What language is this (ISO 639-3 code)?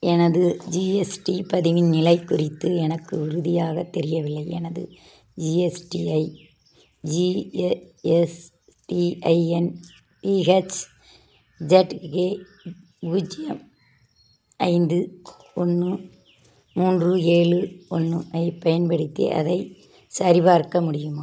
tam